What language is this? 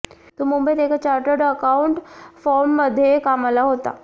Marathi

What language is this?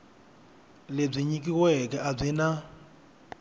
Tsonga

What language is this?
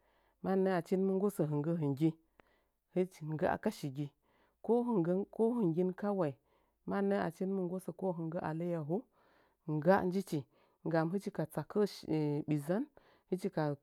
Nzanyi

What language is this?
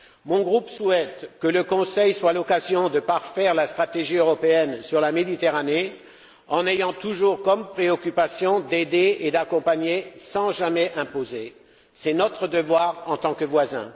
French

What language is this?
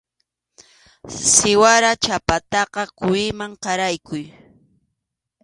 Arequipa-La Unión Quechua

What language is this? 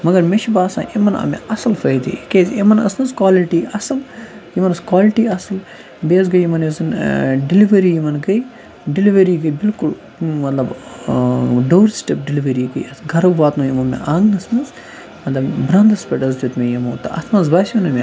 Kashmiri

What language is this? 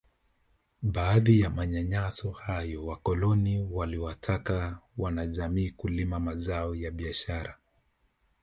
Swahili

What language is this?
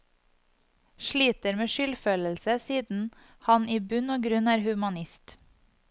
Norwegian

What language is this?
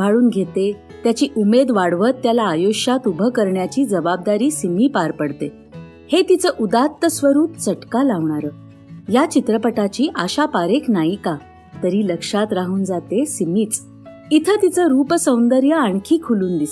Marathi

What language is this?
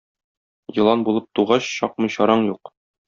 Tatar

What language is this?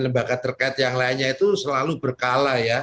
Indonesian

